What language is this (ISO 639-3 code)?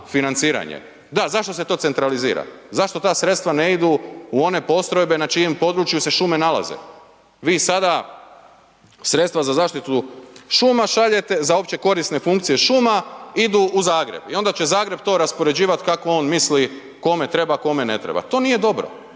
hrv